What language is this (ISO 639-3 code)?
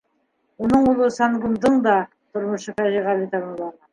bak